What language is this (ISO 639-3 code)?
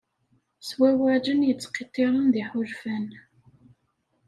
kab